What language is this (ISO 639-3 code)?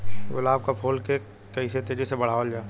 bho